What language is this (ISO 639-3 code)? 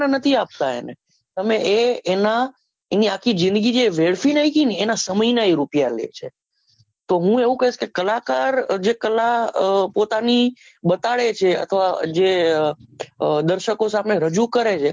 guj